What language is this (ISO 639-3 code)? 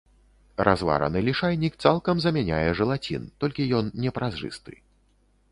bel